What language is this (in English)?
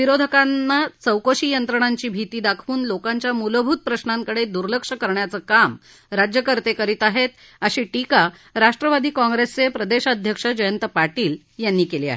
Marathi